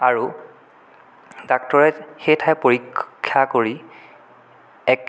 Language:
Assamese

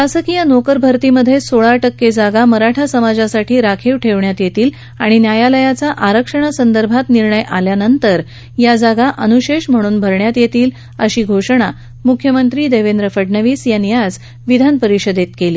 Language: Marathi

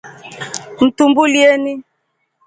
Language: Rombo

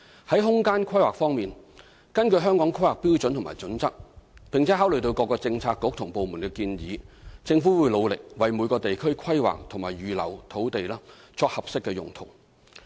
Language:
Cantonese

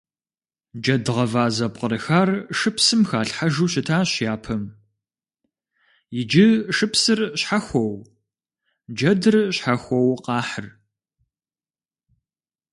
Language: Kabardian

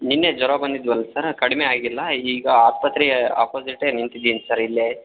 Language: Kannada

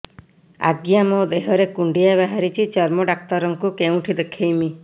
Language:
Odia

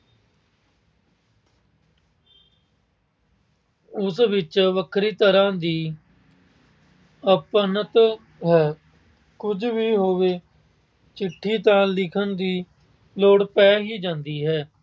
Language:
Punjabi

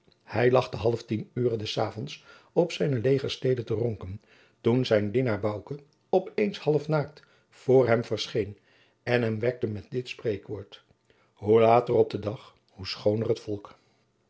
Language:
Dutch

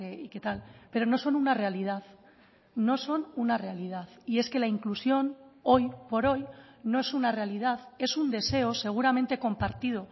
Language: Spanish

